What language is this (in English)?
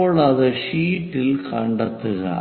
Malayalam